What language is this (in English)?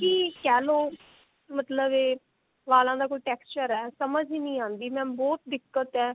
Punjabi